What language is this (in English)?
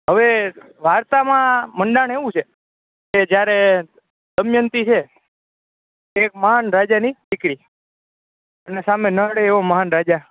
Gujarati